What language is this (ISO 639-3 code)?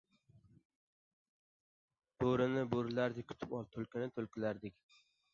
uzb